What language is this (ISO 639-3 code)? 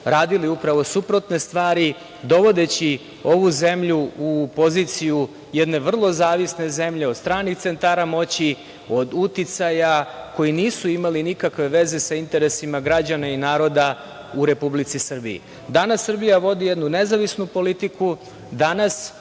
srp